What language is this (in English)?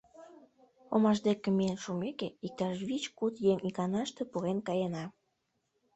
Mari